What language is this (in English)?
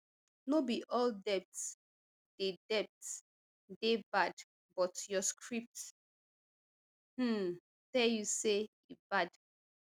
Nigerian Pidgin